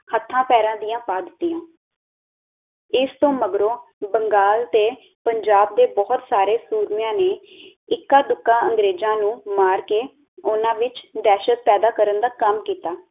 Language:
Punjabi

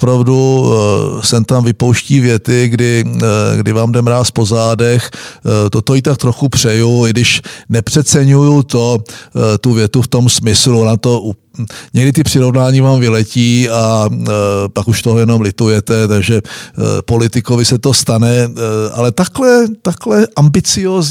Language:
Czech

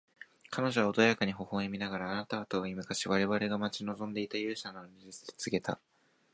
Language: Japanese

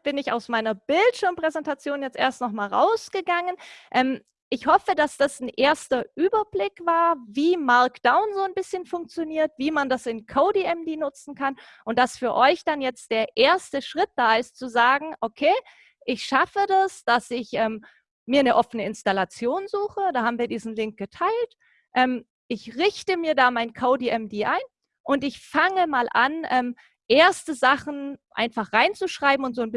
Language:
German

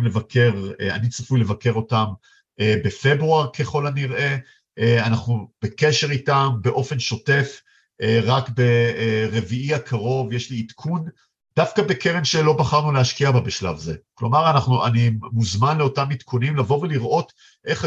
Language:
Hebrew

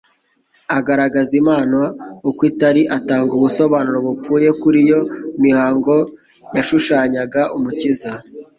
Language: Kinyarwanda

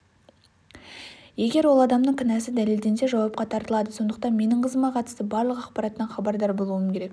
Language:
Kazakh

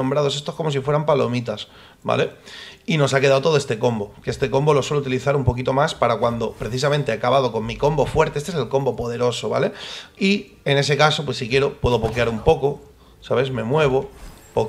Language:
Spanish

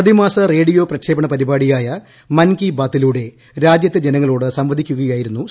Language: Malayalam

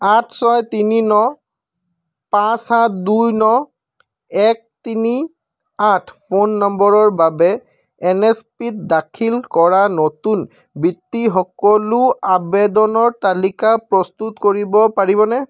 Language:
Assamese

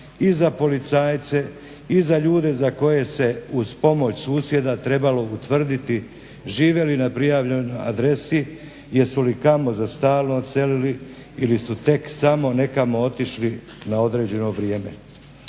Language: Croatian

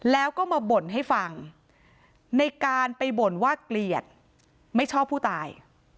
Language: Thai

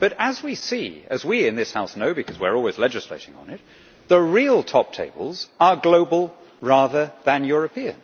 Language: English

